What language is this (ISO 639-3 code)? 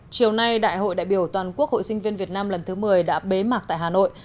vie